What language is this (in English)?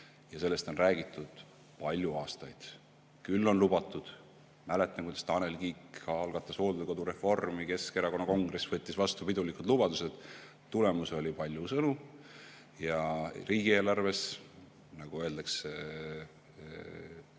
Estonian